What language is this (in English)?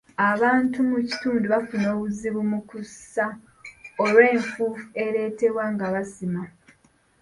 Ganda